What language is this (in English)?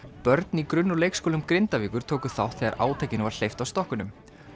Icelandic